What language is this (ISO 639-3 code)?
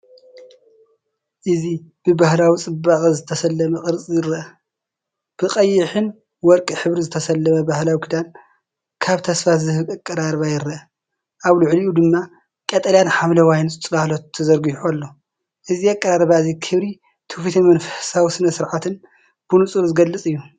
tir